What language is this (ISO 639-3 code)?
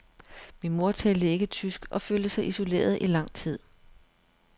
dan